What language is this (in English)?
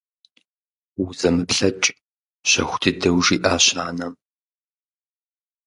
Kabardian